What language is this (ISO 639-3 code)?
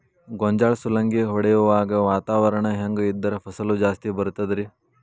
kan